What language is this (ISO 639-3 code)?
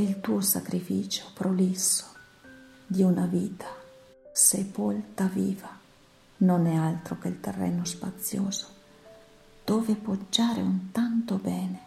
ita